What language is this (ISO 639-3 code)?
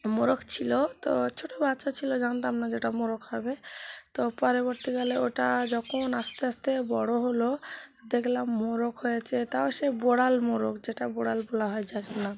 ben